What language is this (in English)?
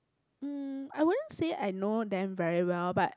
English